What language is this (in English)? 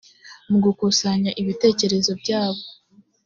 Kinyarwanda